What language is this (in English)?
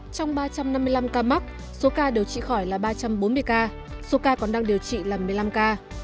Vietnamese